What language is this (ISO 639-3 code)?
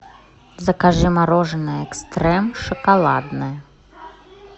rus